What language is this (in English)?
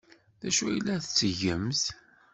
Kabyle